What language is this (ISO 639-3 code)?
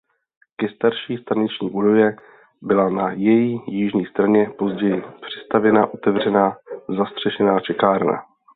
ces